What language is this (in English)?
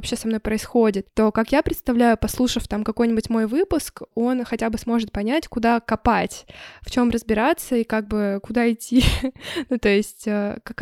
Russian